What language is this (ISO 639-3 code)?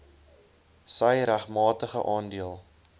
afr